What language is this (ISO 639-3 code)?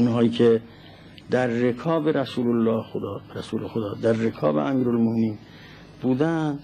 fas